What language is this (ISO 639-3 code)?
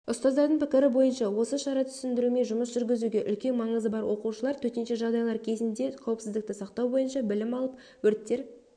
kaz